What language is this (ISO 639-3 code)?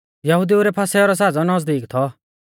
bfz